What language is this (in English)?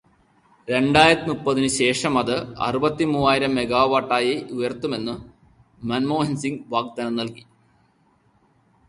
Malayalam